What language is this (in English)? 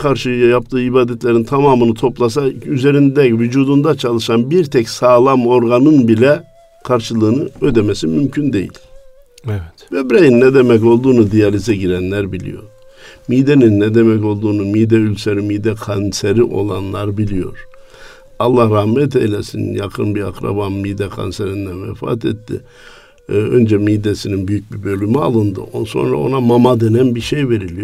Turkish